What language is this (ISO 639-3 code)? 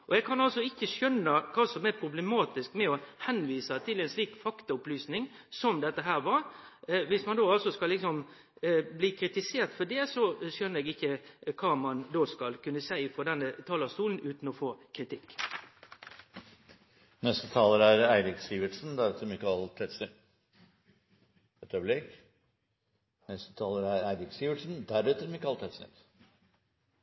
nor